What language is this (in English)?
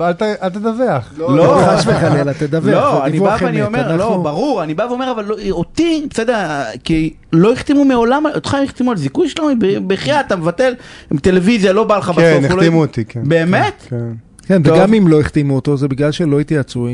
Hebrew